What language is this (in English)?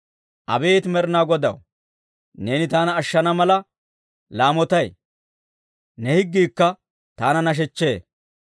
Dawro